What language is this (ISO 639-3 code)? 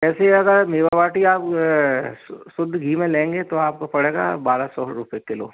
hin